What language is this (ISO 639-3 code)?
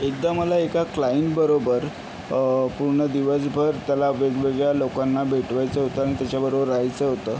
mar